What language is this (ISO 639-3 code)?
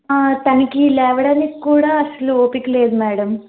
tel